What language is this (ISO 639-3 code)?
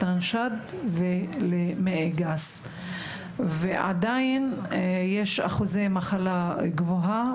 heb